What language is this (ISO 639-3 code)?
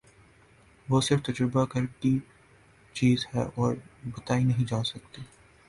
urd